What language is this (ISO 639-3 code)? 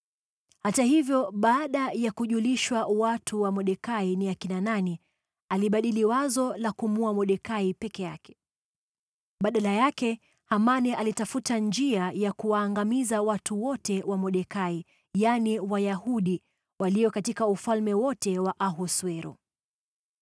swa